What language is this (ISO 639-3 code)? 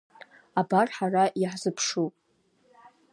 abk